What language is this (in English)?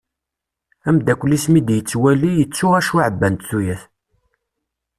Kabyle